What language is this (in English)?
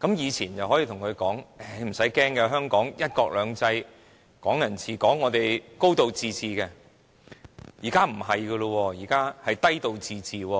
Cantonese